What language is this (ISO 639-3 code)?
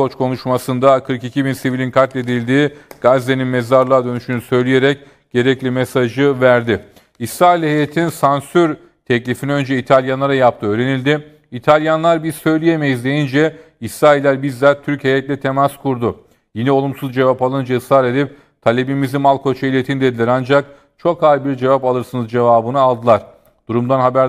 tur